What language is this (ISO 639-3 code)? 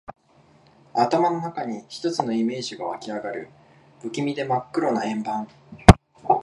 jpn